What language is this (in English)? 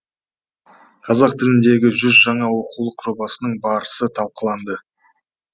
Kazakh